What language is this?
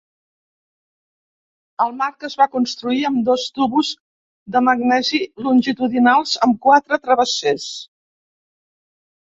Catalan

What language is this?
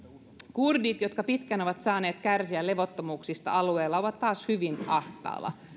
Finnish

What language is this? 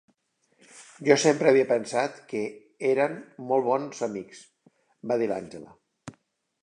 Catalan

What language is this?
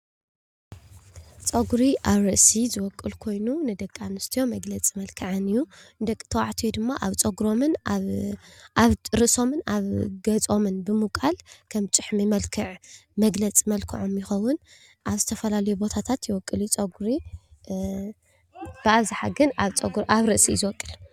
Tigrinya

